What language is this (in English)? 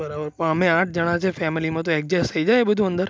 Gujarati